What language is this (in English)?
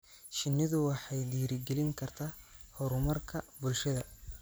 Somali